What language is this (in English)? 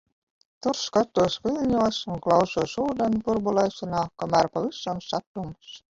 Latvian